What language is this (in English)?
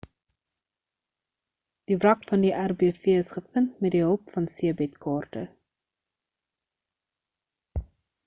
Afrikaans